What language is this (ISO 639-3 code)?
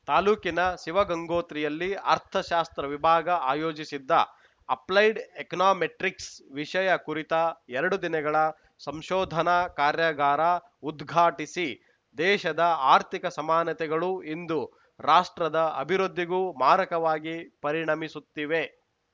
kan